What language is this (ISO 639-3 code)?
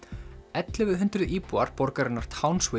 isl